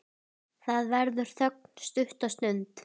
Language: Icelandic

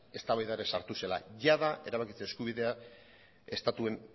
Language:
Basque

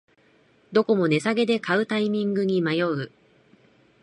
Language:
Japanese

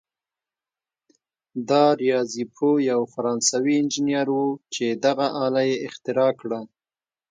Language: Pashto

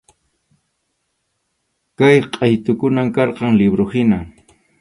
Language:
Arequipa-La Unión Quechua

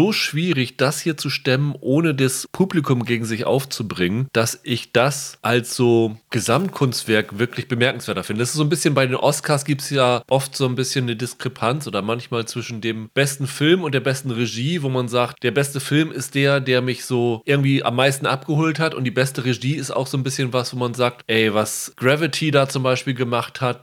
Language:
German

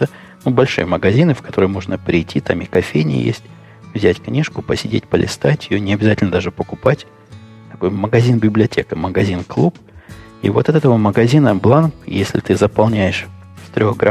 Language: Russian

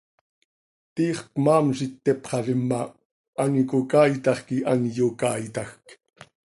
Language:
Seri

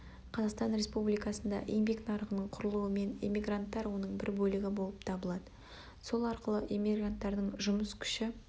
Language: Kazakh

